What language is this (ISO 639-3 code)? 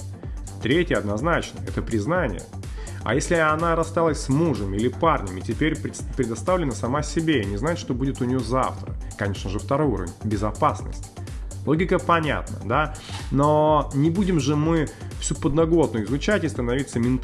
rus